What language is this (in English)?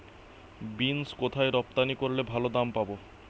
Bangla